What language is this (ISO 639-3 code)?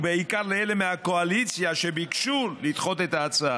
heb